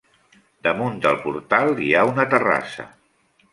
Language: Catalan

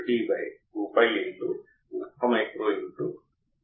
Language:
Telugu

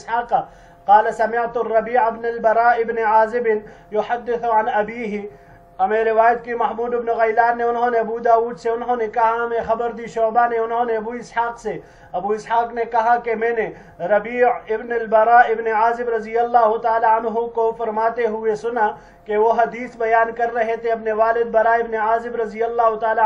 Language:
Arabic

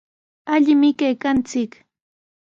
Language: Sihuas Ancash Quechua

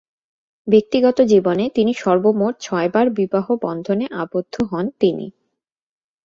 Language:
Bangla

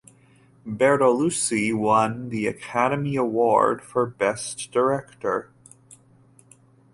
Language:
English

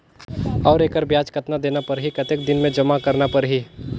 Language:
Chhattisgarhi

